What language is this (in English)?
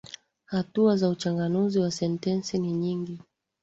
Swahili